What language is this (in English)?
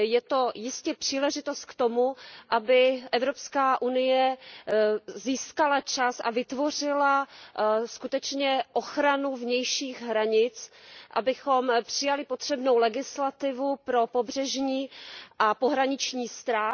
Czech